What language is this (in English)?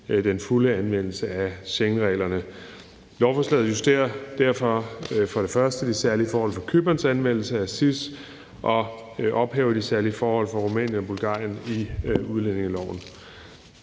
Danish